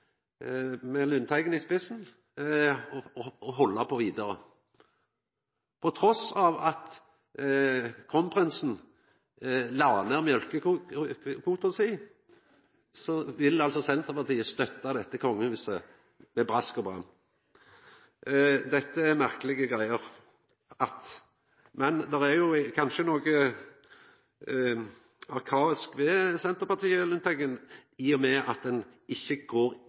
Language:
Norwegian Nynorsk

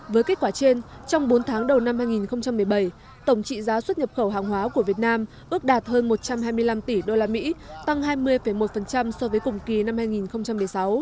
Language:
Vietnamese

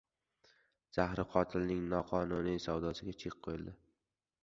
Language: Uzbek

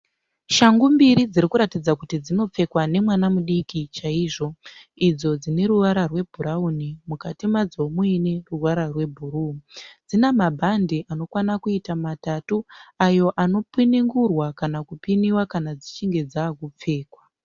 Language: Shona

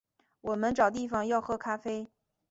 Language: Chinese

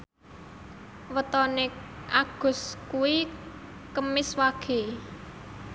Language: Javanese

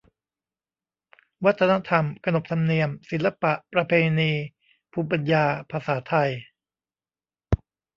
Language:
Thai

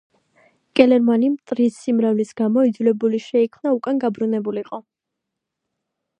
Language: Georgian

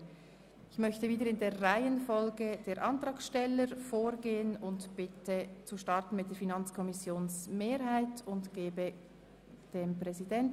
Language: Swiss German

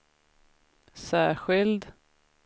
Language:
Swedish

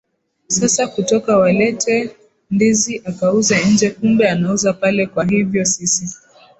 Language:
Swahili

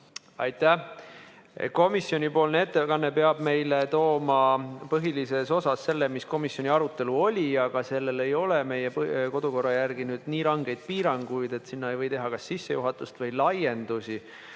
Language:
Estonian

